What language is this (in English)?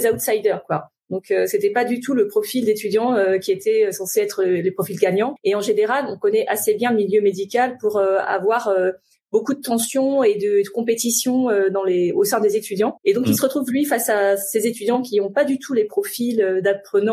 French